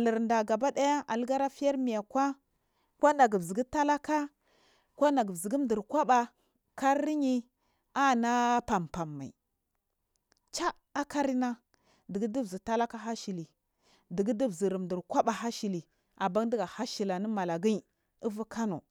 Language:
Marghi South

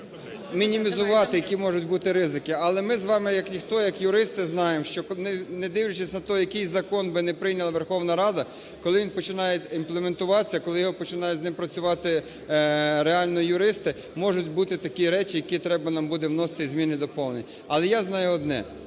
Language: Ukrainian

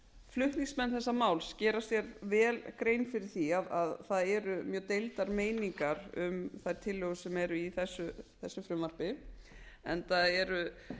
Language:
Icelandic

